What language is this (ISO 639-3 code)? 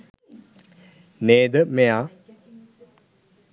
sin